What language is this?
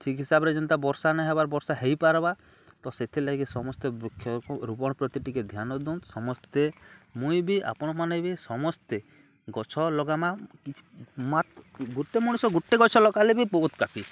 Odia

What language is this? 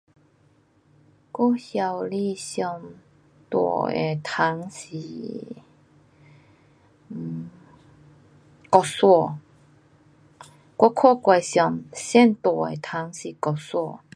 Pu-Xian Chinese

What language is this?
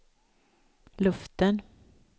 Swedish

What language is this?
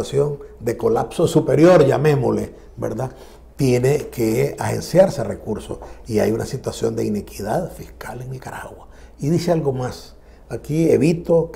Spanish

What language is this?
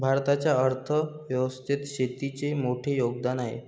Marathi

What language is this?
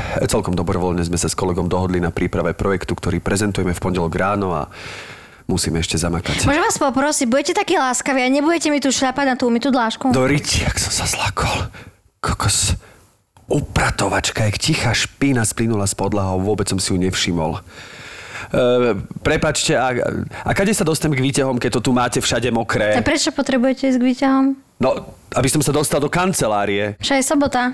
Slovak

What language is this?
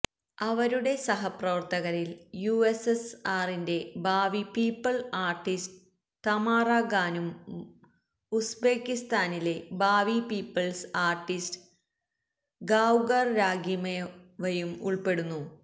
Malayalam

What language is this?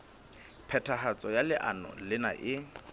Southern Sotho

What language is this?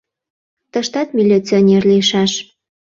Mari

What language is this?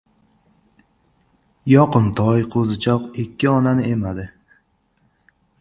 Uzbek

